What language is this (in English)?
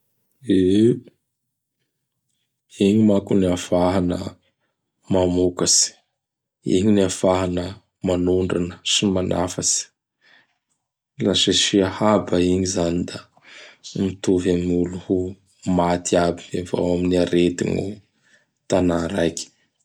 Bara Malagasy